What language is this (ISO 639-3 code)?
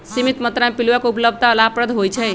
mag